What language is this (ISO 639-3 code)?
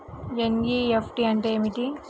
tel